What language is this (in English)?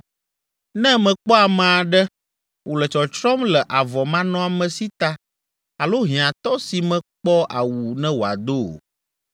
Ewe